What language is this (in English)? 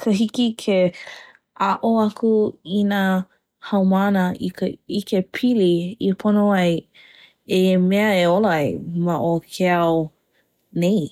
Hawaiian